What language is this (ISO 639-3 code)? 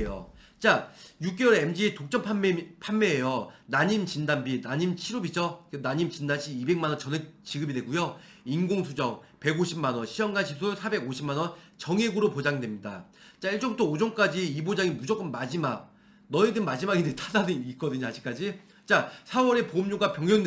kor